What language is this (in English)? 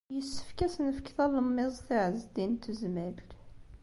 Kabyle